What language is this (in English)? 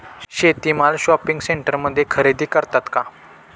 Marathi